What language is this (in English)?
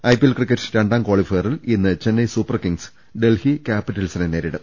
Malayalam